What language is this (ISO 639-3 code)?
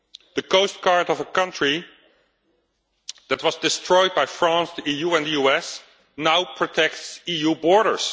eng